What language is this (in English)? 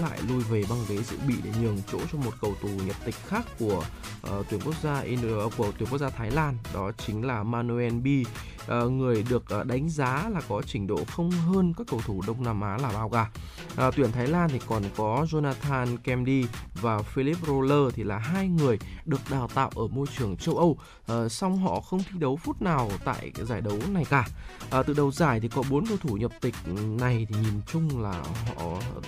Vietnamese